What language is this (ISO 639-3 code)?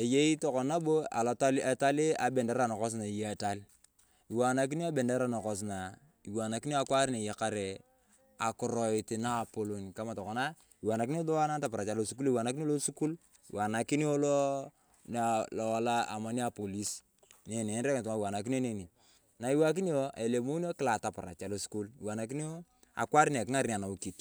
tuv